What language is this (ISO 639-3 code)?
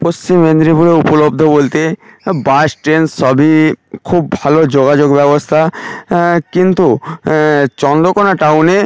ben